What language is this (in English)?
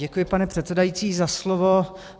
Czech